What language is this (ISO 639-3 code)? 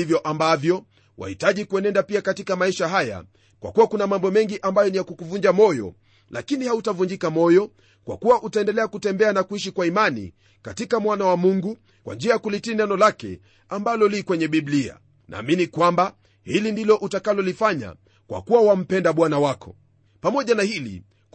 swa